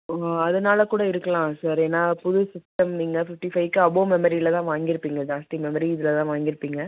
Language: Tamil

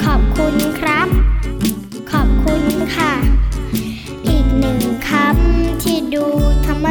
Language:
Thai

